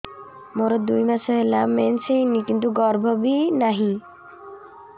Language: Odia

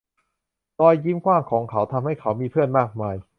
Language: Thai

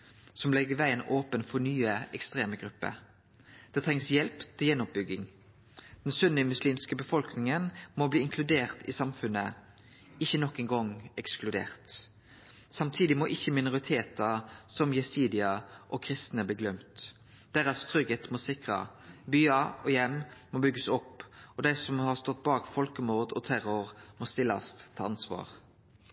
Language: Norwegian Nynorsk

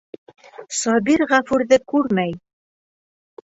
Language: Bashkir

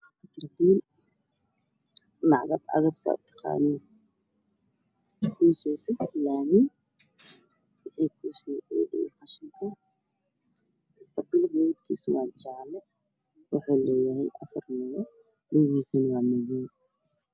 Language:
Somali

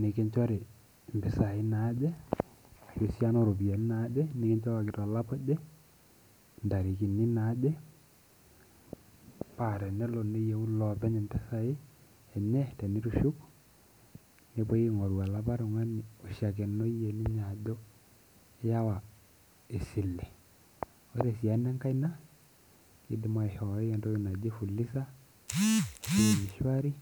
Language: Masai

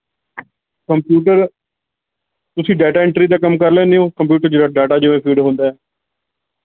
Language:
Punjabi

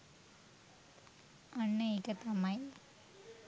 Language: Sinhala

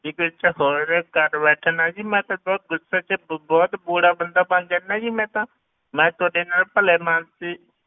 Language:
Punjabi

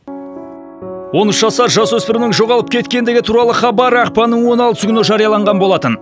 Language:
Kazakh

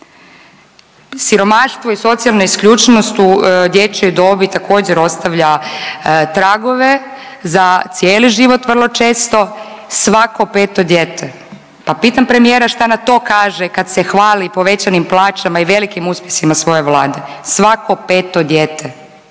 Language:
Croatian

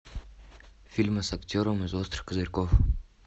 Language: Russian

